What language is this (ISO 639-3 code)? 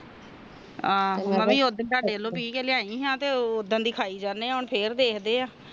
pan